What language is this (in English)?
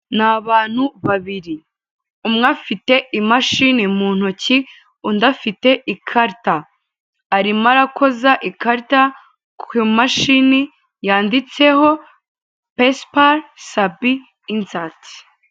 Kinyarwanda